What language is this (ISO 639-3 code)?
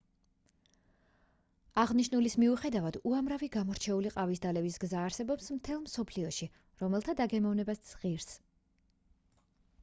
kat